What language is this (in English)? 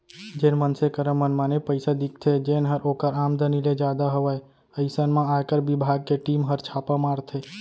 Chhattisgarhi